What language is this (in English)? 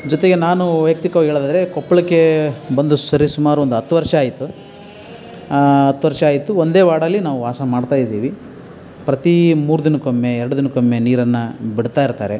Kannada